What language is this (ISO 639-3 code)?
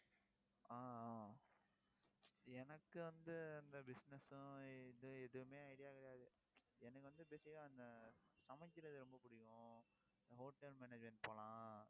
tam